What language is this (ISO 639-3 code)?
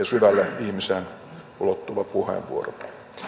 fin